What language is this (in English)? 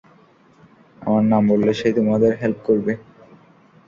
Bangla